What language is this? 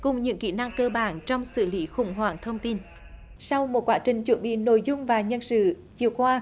Vietnamese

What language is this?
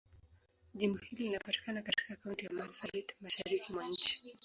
Swahili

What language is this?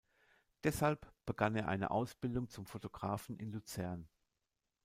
German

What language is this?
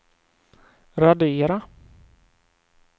Swedish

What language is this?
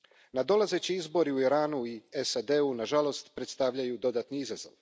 Croatian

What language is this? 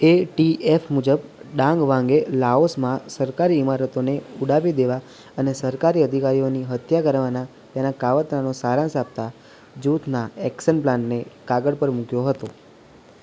Gujarati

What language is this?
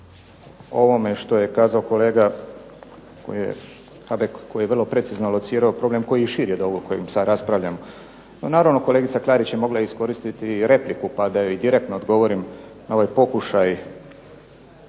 Croatian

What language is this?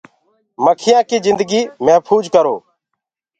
Gurgula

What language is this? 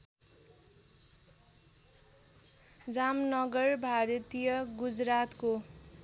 Nepali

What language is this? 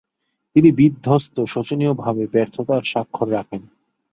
Bangla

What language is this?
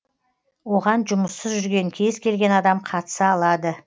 Kazakh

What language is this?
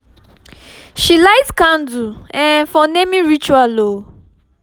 Nigerian Pidgin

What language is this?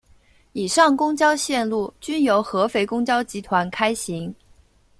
Chinese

